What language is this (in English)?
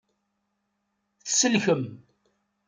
Kabyle